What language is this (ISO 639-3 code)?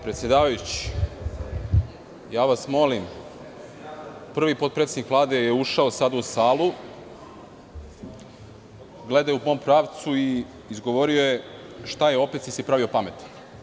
srp